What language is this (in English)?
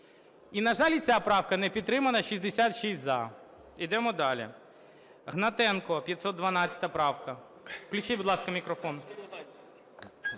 Ukrainian